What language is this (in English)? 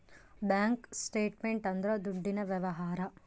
Kannada